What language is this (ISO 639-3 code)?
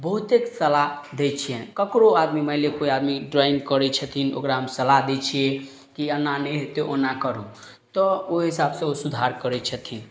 mai